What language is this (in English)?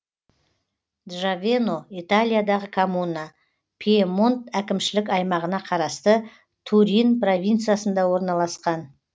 Kazakh